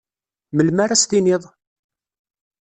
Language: Kabyle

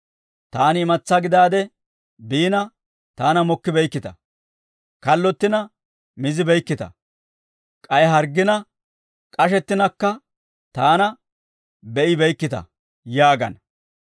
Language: Dawro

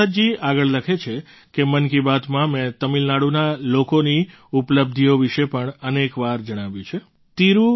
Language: Gujarati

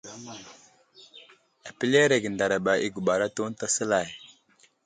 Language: Wuzlam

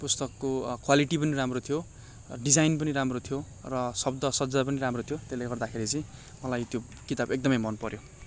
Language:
Nepali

